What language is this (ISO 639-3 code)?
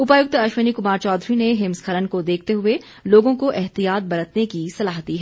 hin